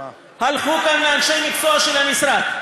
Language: Hebrew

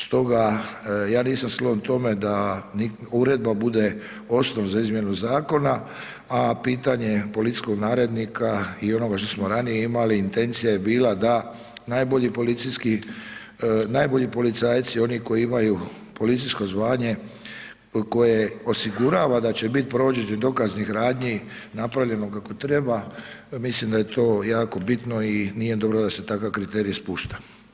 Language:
Croatian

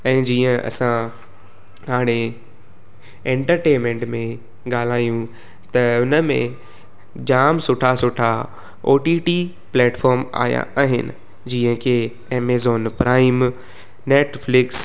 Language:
Sindhi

